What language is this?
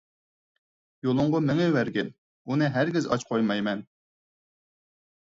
Uyghur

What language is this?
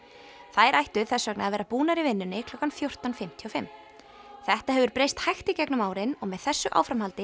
Icelandic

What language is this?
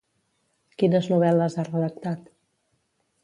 Catalan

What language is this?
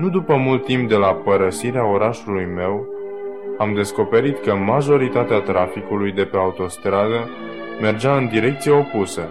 Romanian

